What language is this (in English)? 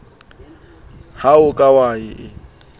Southern Sotho